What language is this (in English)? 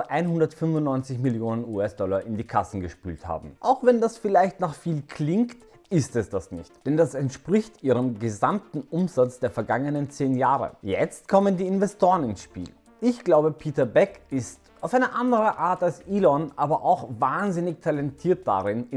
German